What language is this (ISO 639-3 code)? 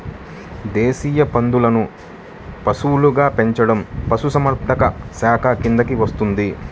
tel